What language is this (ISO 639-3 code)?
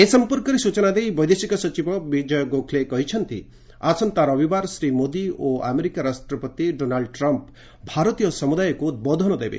ori